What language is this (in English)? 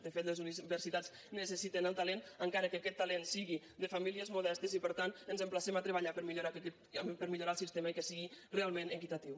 Catalan